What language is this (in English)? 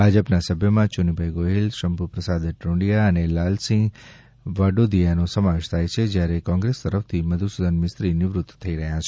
Gujarati